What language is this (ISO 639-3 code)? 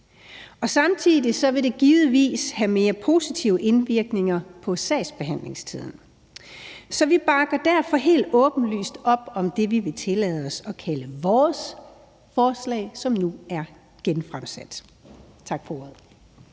dan